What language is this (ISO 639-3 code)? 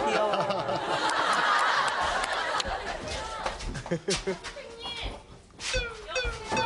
kor